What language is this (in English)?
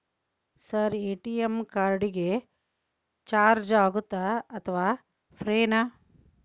Kannada